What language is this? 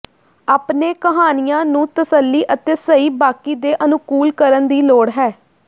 Punjabi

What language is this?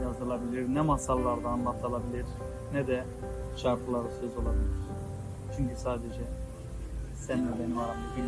Turkish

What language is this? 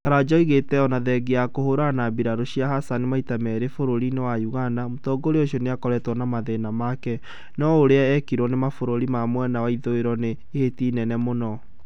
Kikuyu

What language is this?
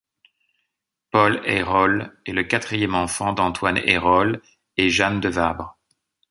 French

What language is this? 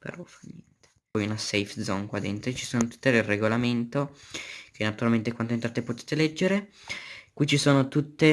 Italian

